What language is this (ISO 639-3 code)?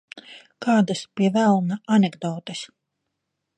lav